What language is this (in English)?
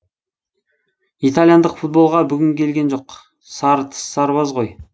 Kazakh